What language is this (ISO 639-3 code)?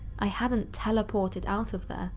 eng